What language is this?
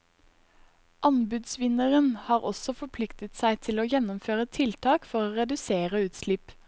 Norwegian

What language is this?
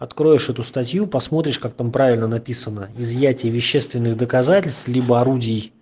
Russian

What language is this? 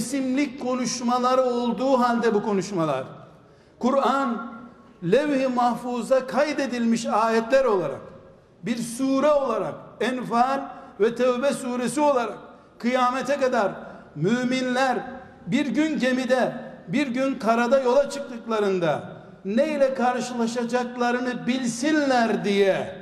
Turkish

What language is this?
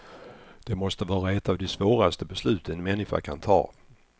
Swedish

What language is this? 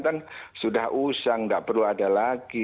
Indonesian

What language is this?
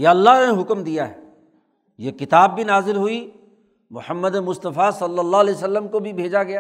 Urdu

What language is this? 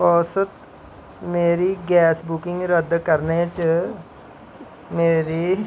Dogri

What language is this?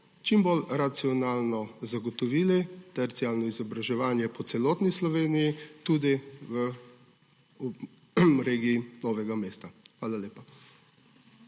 Slovenian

